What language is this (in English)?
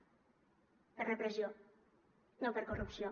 Catalan